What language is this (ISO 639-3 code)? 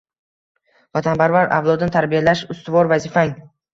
uzb